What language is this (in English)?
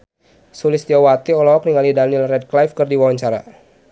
Sundanese